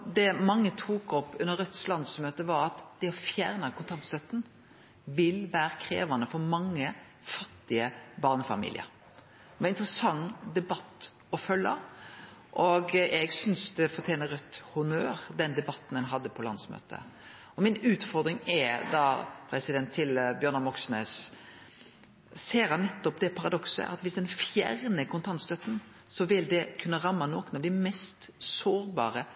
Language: Norwegian Nynorsk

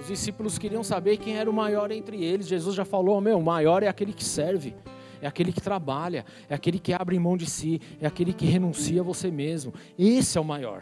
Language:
Portuguese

